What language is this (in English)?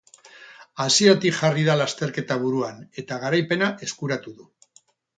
Basque